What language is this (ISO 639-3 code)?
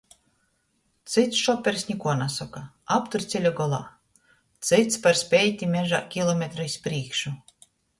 ltg